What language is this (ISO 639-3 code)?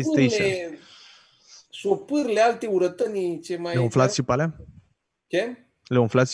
ron